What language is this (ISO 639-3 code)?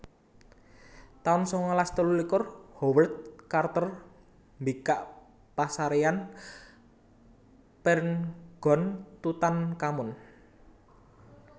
jav